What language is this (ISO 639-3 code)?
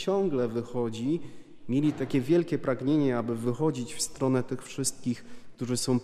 pol